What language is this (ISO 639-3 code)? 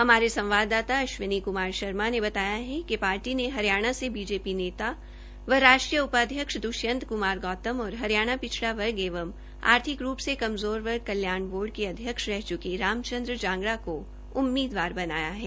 hin